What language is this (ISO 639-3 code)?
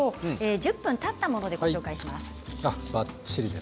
jpn